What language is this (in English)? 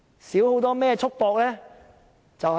Cantonese